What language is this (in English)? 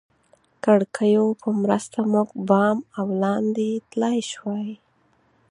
Pashto